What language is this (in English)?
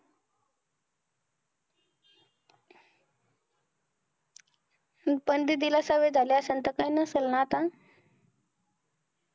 Marathi